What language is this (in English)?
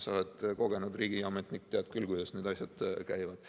Estonian